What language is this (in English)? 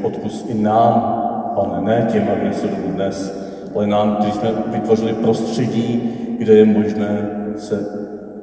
Czech